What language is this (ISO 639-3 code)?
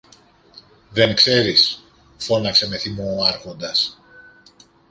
ell